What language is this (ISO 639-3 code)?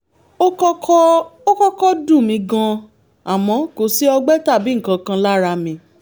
yor